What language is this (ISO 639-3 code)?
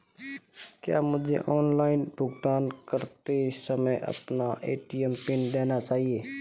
hin